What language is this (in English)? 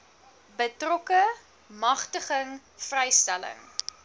Afrikaans